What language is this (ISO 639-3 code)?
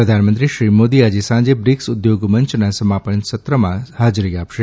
guj